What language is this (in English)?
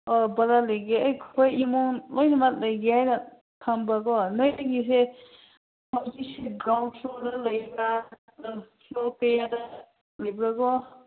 Manipuri